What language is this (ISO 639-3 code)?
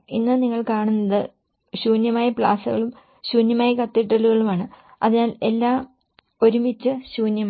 mal